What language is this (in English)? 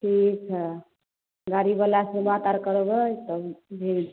Maithili